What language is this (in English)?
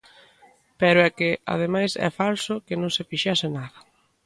Galician